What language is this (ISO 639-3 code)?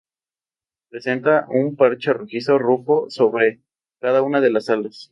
spa